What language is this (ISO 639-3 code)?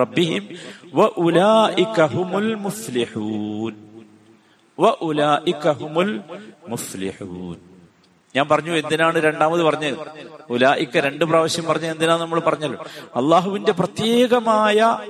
mal